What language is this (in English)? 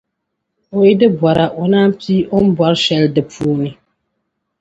Dagbani